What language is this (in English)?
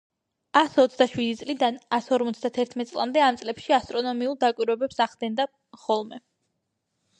Georgian